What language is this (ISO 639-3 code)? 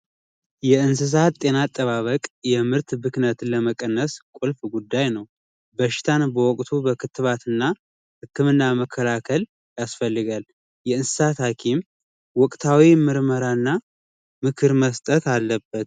amh